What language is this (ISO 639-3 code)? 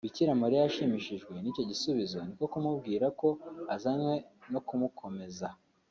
kin